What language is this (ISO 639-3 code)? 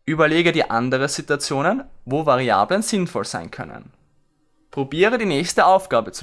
deu